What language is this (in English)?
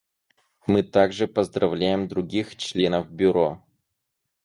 Russian